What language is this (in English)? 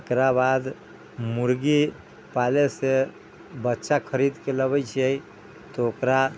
Maithili